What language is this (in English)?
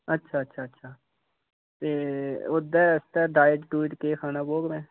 Dogri